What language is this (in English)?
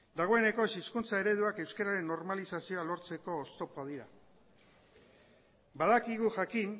Basque